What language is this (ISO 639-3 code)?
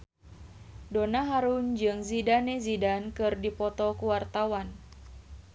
sun